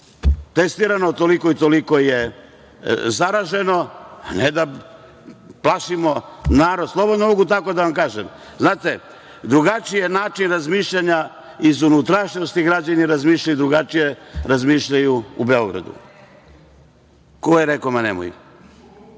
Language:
Serbian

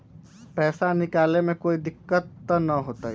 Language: Magahi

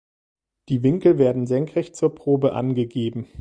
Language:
German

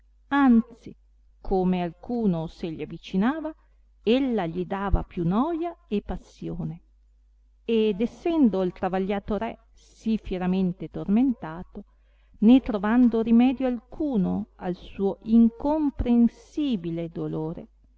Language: Italian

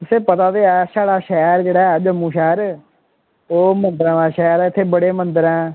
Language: Dogri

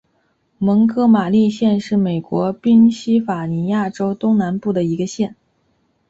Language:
Chinese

